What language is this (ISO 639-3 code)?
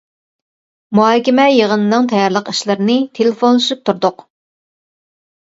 uig